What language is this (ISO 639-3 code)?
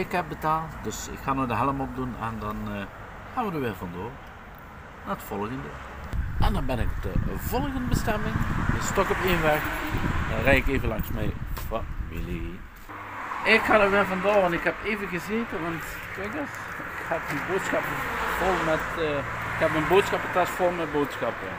nld